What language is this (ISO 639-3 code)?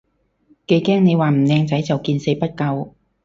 yue